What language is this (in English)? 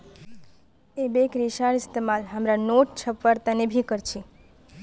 Magahi